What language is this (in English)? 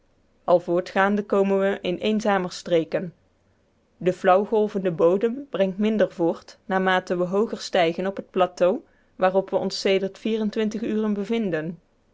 Dutch